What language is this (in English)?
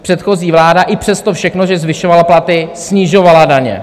Czech